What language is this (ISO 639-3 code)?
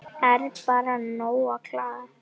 isl